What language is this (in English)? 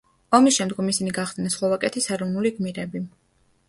Georgian